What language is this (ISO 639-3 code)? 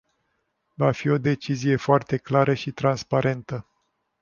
ron